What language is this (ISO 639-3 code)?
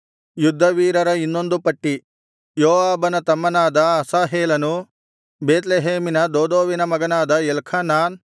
kan